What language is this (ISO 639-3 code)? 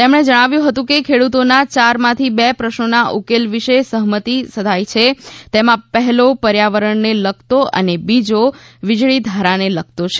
guj